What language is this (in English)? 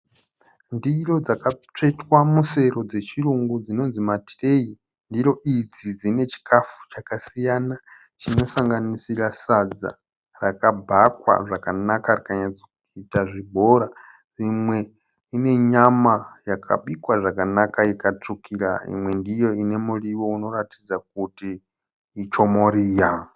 Shona